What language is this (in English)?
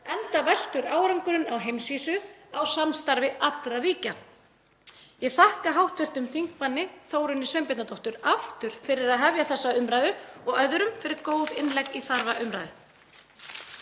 Icelandic